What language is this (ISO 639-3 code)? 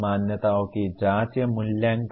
hin